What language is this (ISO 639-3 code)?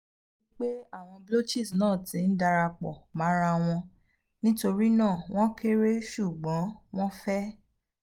yor